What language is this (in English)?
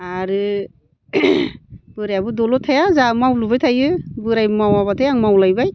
Bodo